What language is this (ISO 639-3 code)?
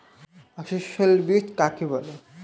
ben